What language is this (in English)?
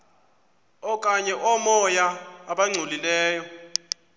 Xhosa